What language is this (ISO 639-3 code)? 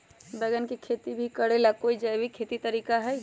mag